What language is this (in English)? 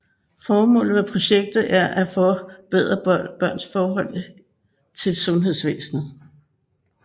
Danish